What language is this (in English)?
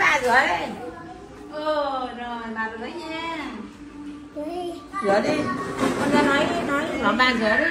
Vietnamese